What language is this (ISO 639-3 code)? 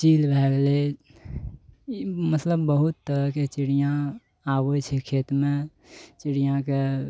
mai